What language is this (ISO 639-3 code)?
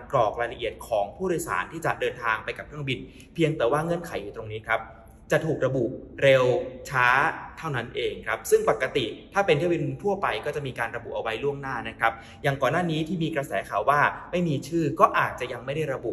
tha